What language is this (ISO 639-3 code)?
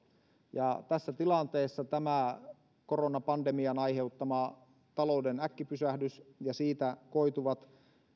fin